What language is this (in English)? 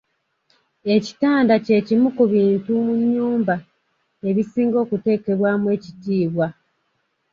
Ganda